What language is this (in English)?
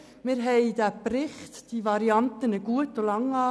Swiss German